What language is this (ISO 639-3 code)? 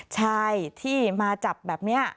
tha